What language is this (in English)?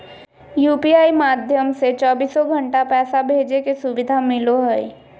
Magahi